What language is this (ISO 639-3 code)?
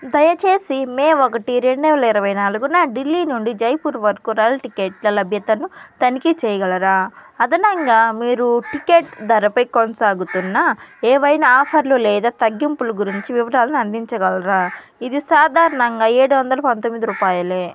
tel